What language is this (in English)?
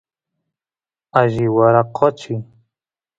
Santiago del Estero Quichua